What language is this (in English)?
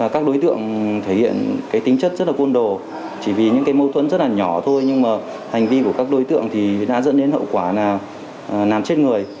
Vietnamese